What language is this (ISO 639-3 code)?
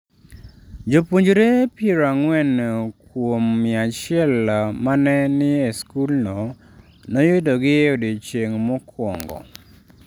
luo